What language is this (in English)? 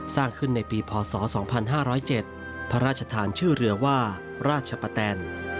Thai